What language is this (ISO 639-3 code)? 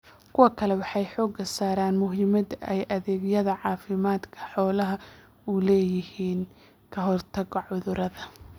som